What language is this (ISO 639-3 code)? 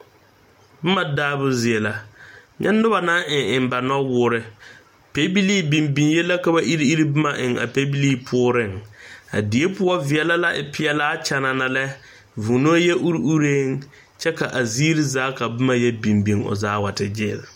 dga